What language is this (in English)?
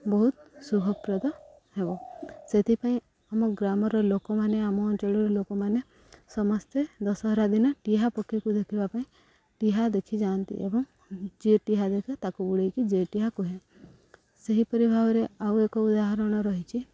Odia